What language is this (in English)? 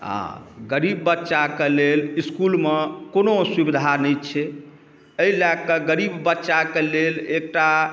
Maithili